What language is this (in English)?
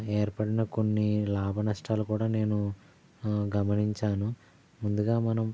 Telugu